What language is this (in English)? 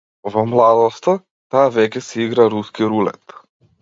Macedonian